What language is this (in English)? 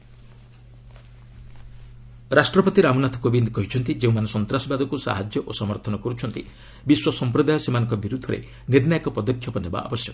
Odia